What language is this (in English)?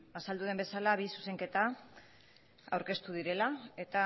Basque